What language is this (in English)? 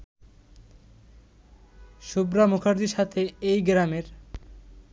Bangla